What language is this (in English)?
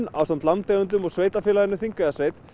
Icelandic